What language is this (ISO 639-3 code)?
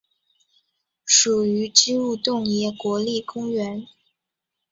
zho